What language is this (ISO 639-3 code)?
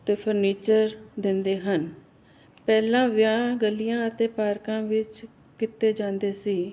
pan